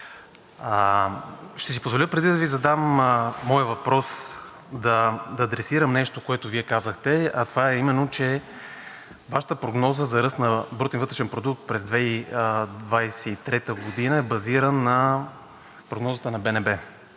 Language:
Bulgarian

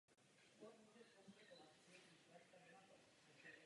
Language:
Czech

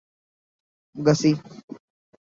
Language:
Urdu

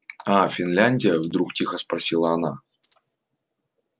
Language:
Russian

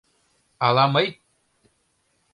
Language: Mari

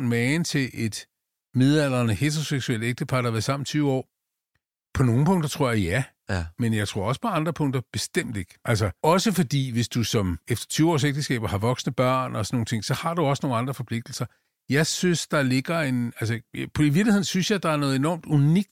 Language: Danish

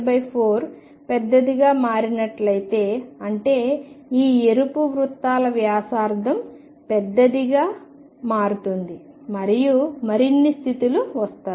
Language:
Telugu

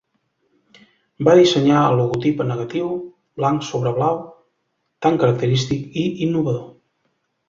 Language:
Catalan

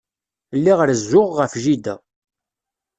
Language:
Kabyle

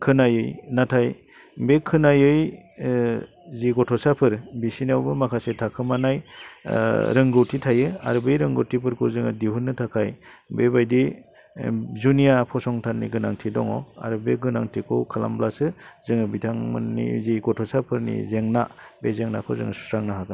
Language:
Bodo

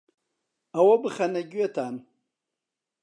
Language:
Central Kurdish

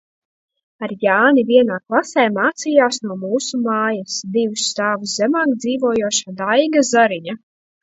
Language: Latvian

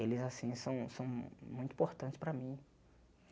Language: Portuguese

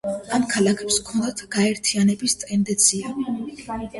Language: Georgian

